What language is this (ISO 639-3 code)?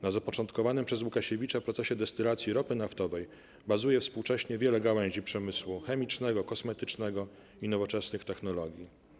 pol